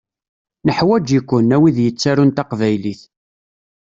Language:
Kabyle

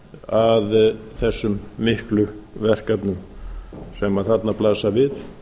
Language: Icelandic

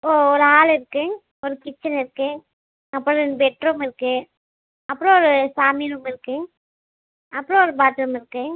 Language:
Tamil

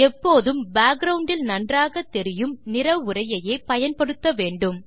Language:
Tamil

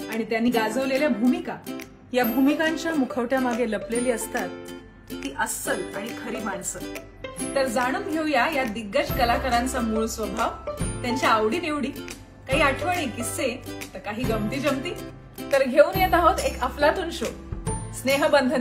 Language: Hindi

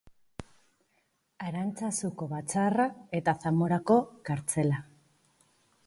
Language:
Basque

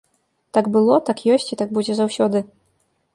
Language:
Belarusian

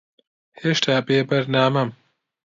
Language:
Central Kurdish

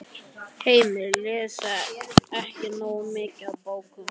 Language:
Icelandic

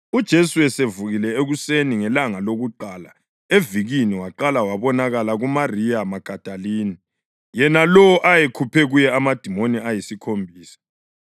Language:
North Ndebele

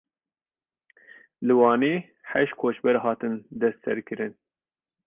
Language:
Kurdish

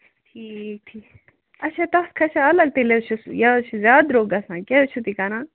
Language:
Kashmiri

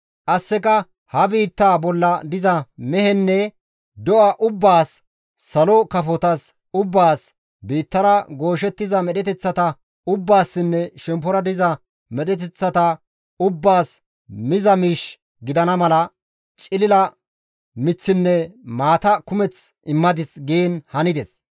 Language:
Gamo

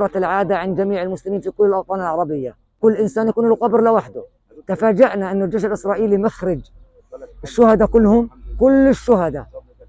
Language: Arabic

